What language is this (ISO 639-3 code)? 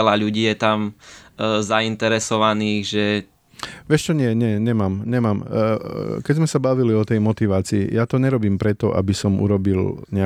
slk